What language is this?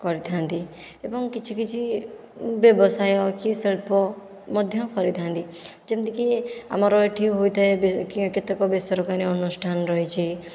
Odia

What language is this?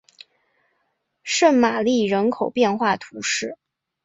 Chinese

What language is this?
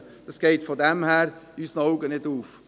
Swiss German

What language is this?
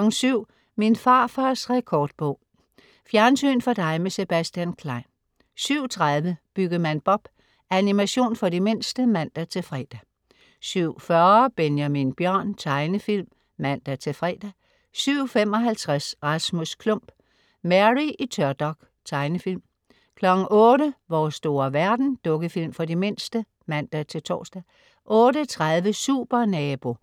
Danish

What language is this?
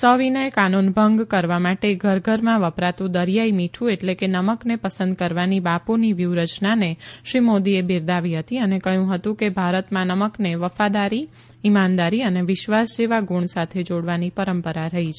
Gujarati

